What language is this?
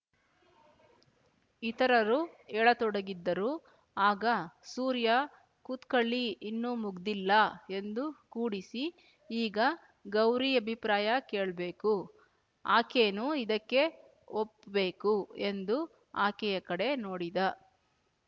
Kannada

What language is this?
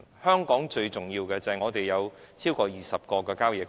Cantonese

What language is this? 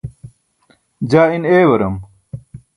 Burushaski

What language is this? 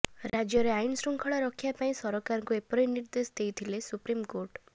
Odia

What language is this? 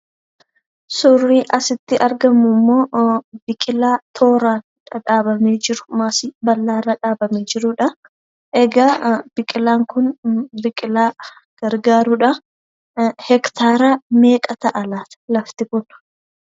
Oromo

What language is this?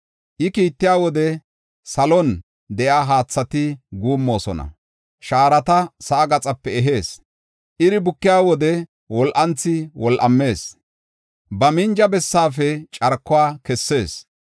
Gofa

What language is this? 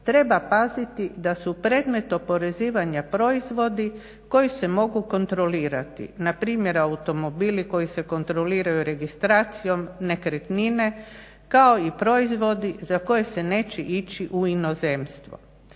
Croatian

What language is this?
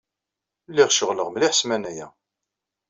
Kabyle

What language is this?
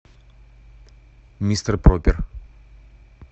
Russian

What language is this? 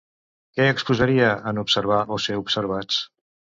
Catalan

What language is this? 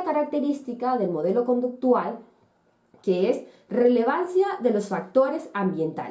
Spanish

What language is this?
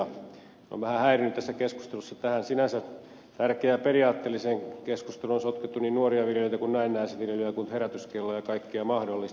Finnish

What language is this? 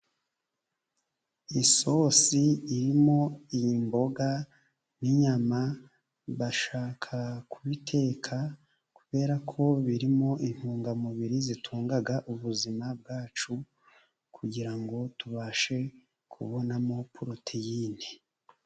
Kinyarwanda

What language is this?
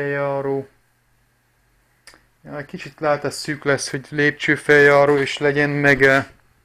Hungarian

